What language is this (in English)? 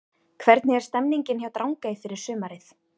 Icelandic